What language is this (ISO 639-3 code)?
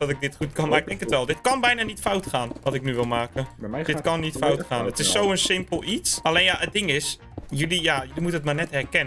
nld